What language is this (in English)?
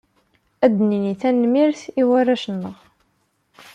Kabyle